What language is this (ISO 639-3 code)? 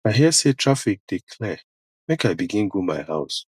pcm